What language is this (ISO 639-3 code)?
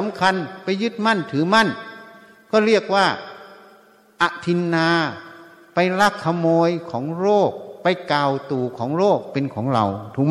tha